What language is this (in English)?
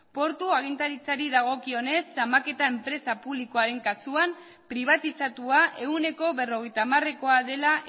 Basque